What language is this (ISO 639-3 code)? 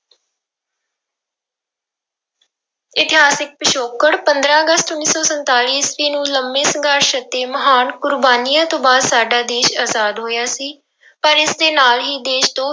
pan